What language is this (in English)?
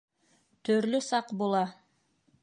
Bashkir